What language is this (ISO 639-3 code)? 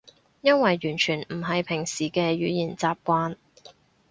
yue